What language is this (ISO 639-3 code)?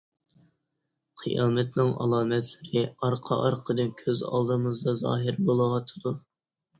uig